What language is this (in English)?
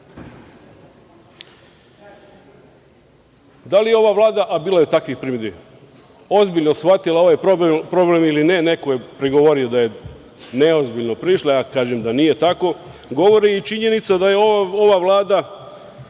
Serbian